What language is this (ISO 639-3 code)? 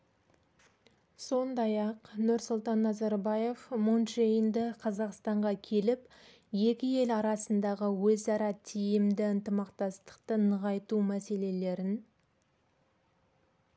kaz